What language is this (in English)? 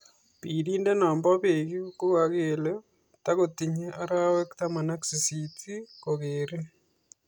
Kalenjin